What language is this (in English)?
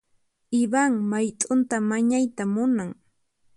Puno Quechua